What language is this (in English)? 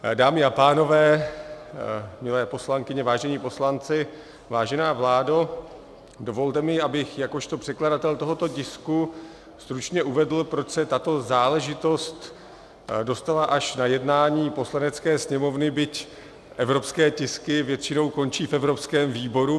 Czech